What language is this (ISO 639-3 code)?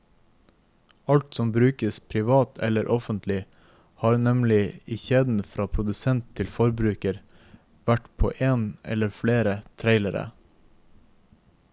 nor